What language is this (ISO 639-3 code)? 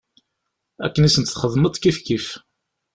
kab